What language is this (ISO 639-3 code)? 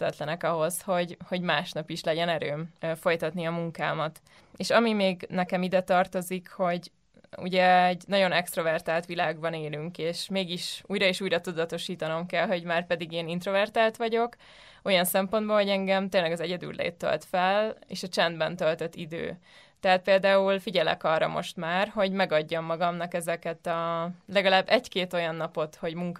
hun